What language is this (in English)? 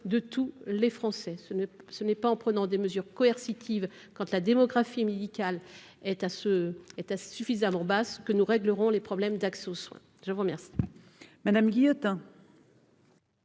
French